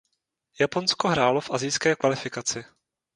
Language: Czech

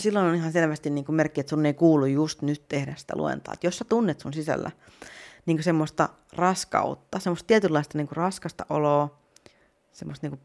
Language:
Finnish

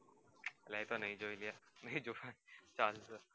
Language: Gujarati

